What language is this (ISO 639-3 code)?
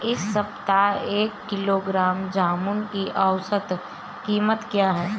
hin